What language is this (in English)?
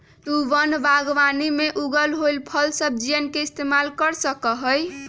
Magahi